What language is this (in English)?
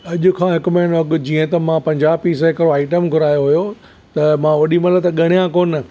Sindhi